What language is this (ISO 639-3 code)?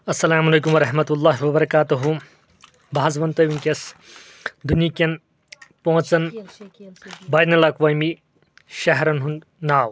kas